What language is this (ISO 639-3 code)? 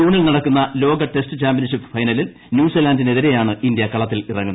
mal